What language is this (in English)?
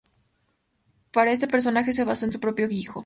Spanish